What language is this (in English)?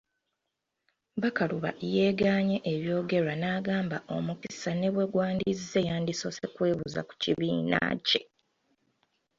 Ganda